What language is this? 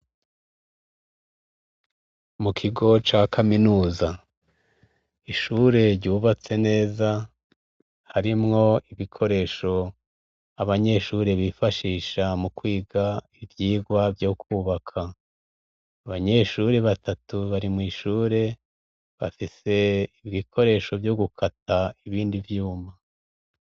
Rundi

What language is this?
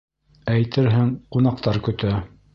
Bashkir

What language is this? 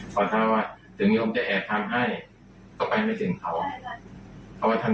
Thai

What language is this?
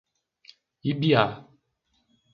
Portuguese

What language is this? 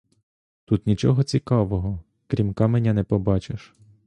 Ukrainian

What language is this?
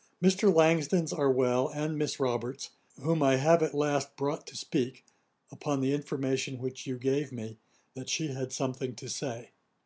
English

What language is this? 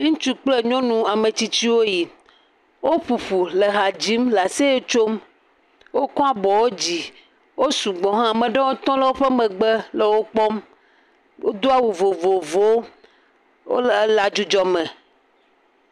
Ewe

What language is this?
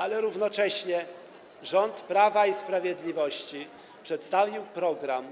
Polish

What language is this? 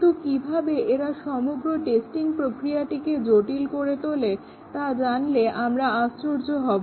Bangla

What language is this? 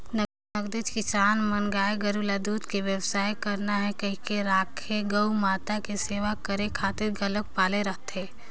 Chhattisgarhi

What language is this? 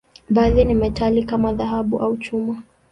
Swahili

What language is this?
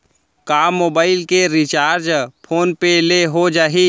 Chhattisgarhi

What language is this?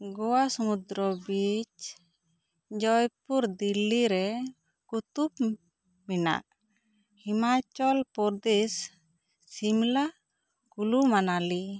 Santali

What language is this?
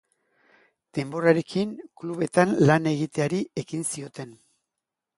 Basque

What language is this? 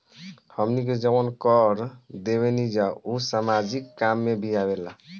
Bhojpuri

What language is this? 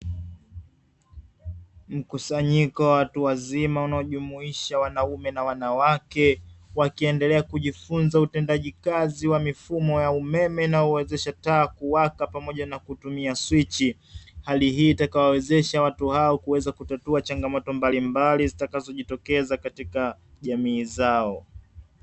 Swahili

